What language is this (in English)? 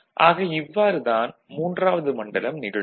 Tamil